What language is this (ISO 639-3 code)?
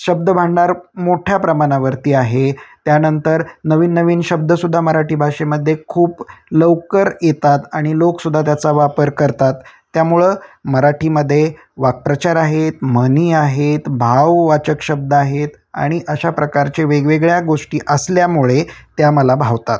mar